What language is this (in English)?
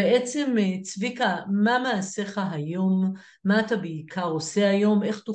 Hebrew